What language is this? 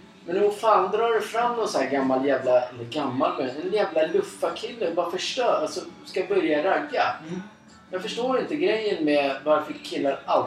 Swedish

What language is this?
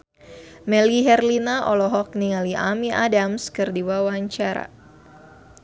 Sundanese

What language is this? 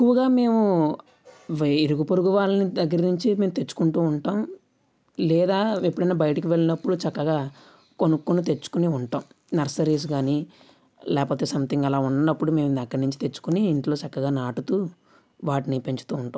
Telugu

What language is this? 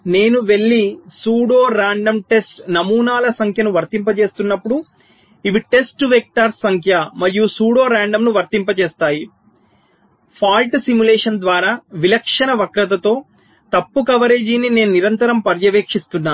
Telugu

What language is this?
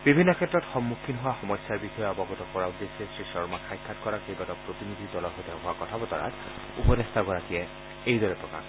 Assamese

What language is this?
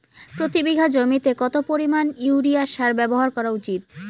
Bangla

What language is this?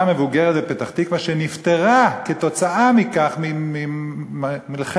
Hebrew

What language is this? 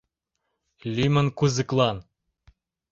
Mari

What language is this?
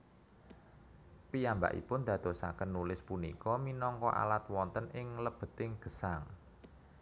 Javanese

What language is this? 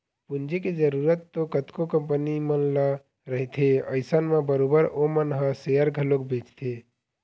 Chhattisgarhi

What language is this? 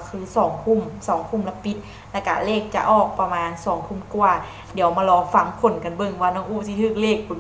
Thai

